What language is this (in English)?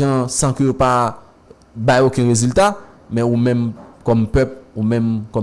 French